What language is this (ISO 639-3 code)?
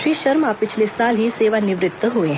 hin